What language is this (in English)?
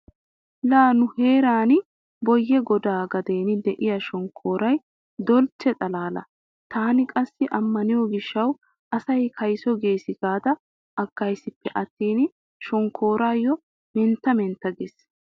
Wolaytta